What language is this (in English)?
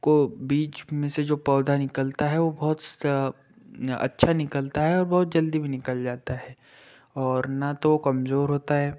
Hindi